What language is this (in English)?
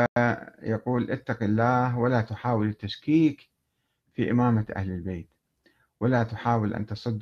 Arabic